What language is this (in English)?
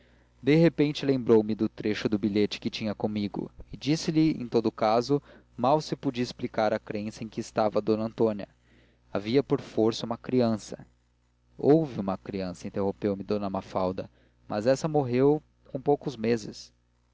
Portuguese